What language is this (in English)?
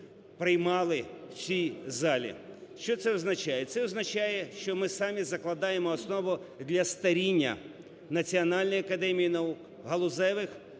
Ukrainian